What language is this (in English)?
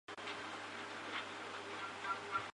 Chinese